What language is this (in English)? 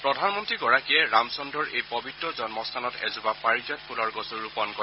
Assamese